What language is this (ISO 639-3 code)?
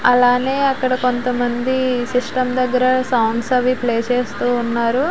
tel